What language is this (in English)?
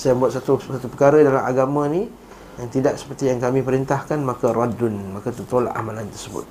Malay